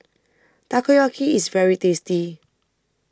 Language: English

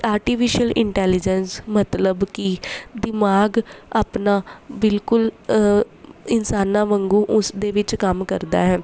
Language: Punjabi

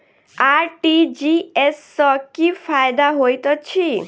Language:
Maithili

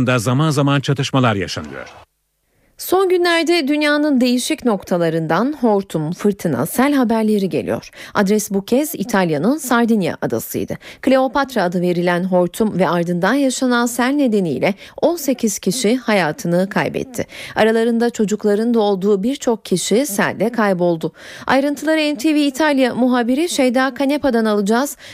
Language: Turkish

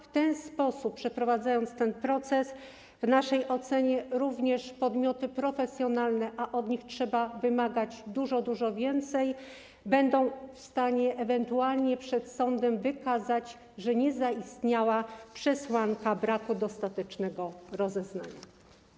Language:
Polish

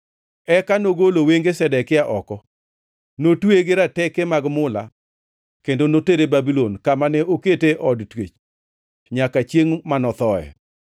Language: Luo (Kenya and Tanzania)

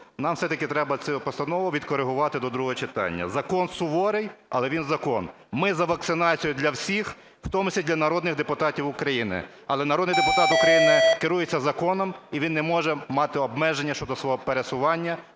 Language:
Ukrainian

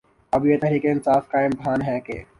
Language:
Urdu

